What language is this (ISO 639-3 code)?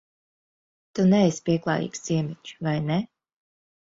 lav